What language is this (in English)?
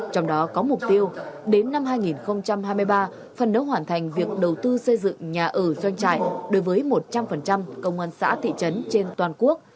Vietnamese